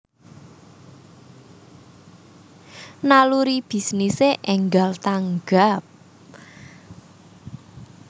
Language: Javanese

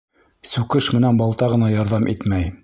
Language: Bashkir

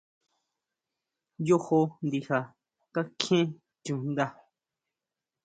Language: Huautla Mazatec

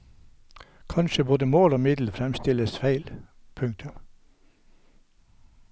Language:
Norwegian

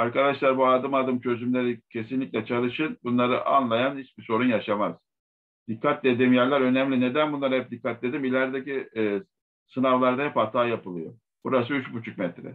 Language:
Turkish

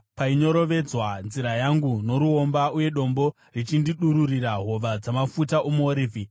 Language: Shona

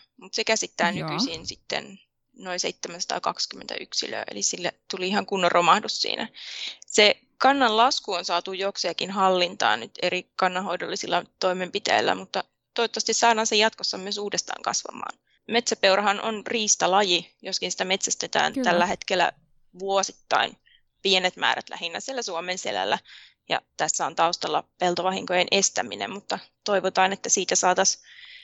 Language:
Finnish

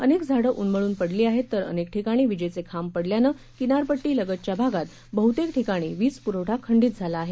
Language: Marathi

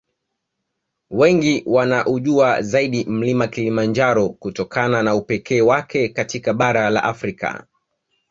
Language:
Swahili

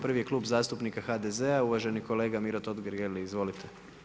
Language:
Croatian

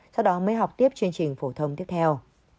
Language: Vietnamese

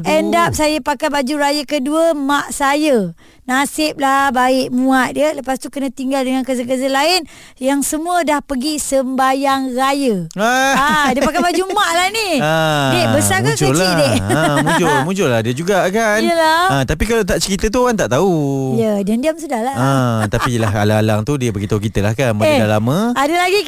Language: Malay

